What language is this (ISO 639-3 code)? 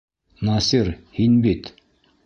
bak